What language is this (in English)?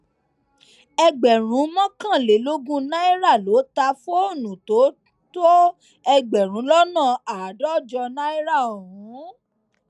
Yoruba